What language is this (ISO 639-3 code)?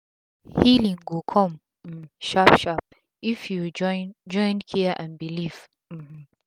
pcm